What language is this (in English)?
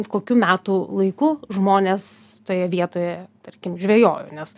Lithuanian